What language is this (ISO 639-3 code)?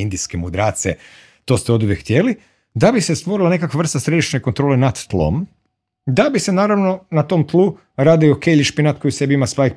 hrv